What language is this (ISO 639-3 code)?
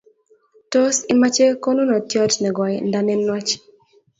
kln